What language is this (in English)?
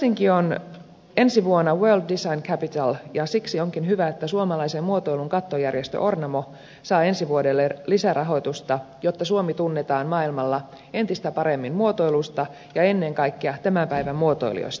Finnish